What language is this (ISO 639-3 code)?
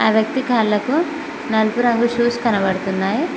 tel